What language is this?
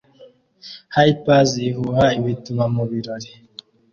Kinyarwanda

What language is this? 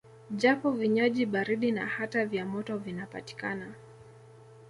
Swahili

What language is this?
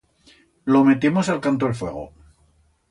Aragonese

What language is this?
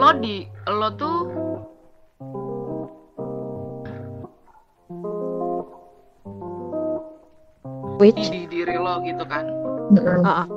Indonesian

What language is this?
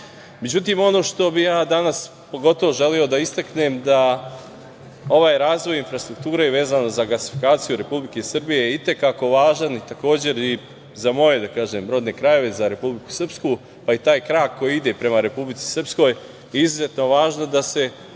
Serbian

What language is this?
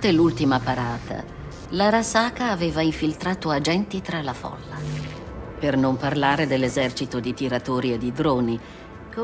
Italian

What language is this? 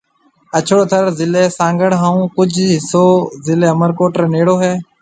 Marwari (Pakistan)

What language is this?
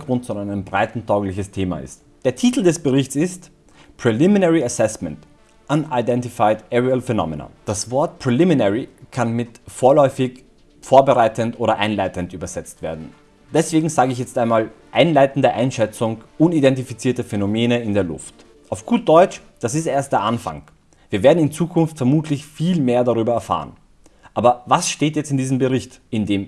German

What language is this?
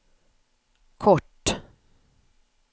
Swedish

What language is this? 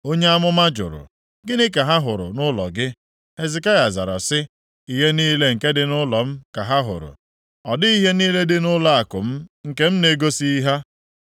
Igbo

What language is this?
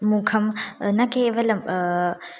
Sanskrit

